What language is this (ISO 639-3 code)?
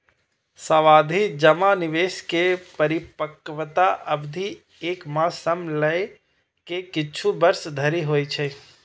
mai